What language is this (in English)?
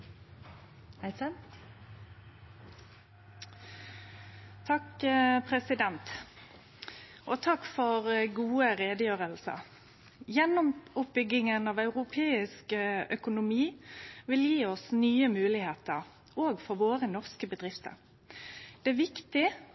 Norwegian